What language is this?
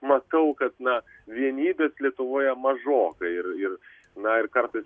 Lithuanian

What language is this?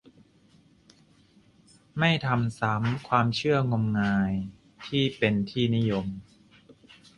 Thai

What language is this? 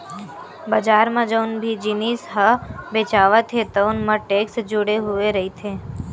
Chhattisgarhi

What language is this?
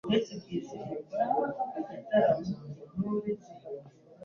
Kinyarwanda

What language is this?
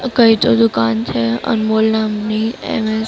Gujarati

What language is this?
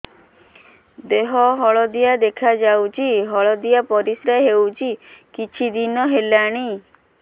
Odia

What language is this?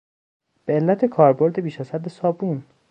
Persian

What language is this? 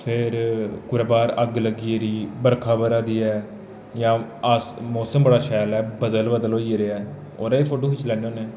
Dogri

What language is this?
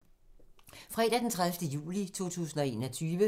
Danish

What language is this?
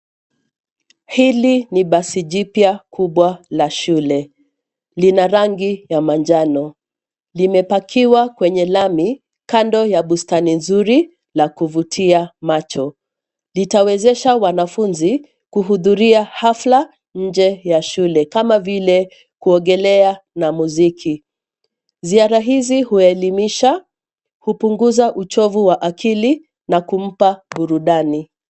Swahili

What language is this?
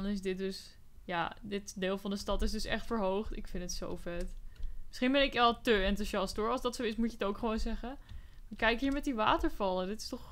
Dutch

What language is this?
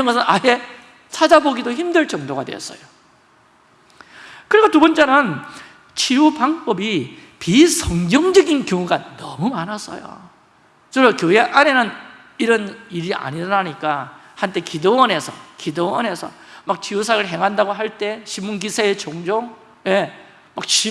Korean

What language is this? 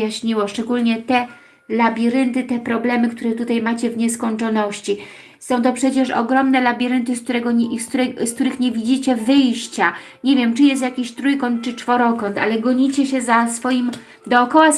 Polish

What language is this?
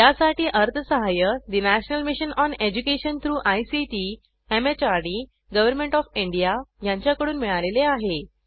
Marathi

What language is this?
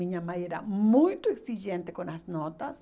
Portuguese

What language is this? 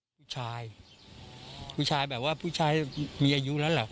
Thai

